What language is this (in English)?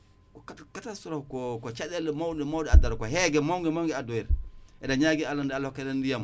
Wolof